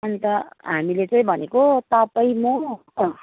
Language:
Nepali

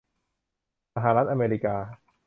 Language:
Thai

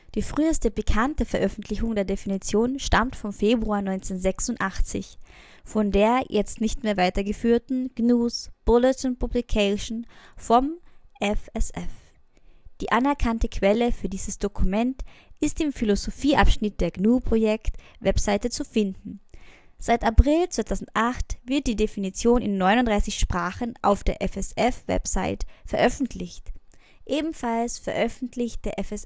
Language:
German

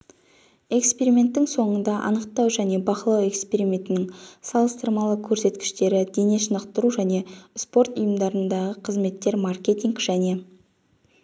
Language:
Kazakh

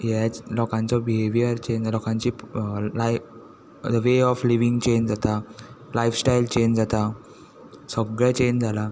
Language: Konkani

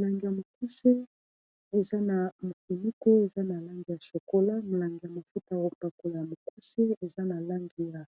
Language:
Lingala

